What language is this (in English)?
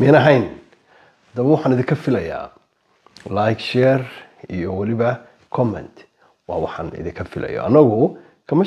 Arabic